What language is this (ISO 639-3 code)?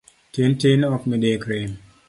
luo